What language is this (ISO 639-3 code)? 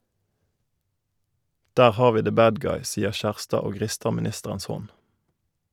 nor